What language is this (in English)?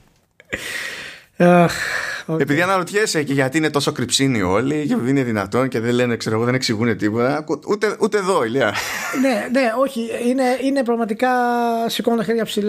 Greek